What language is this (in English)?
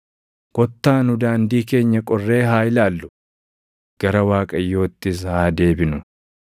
Oromo